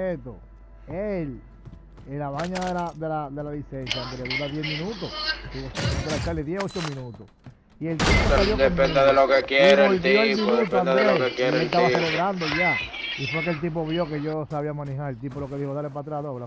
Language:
Spanish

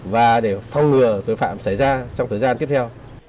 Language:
Vietnamese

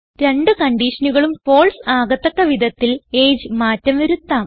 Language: Malayalam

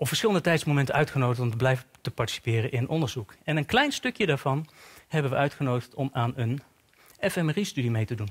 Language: Dutch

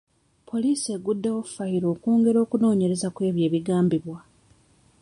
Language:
Ganda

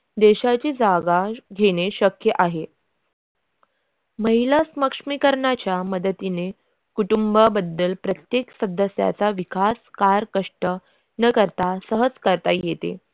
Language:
Marathi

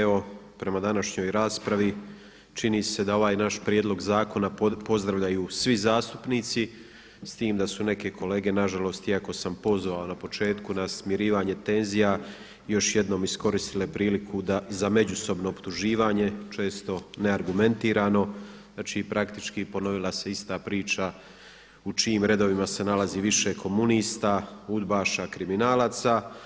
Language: Croatian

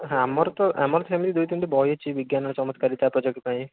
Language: Odia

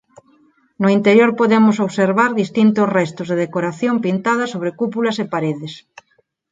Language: Galician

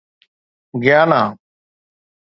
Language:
Sindhi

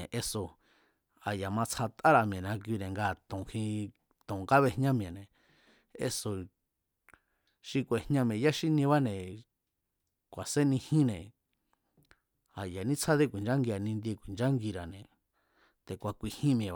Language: Mazatlán Mazatec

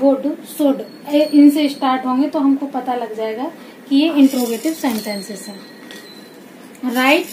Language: Hindi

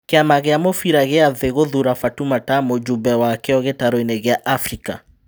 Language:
Kikuyu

